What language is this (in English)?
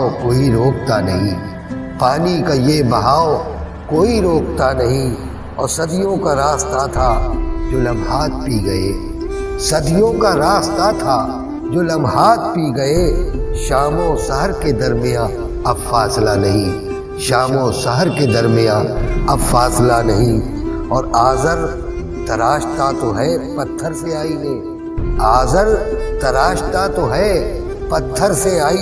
Urdu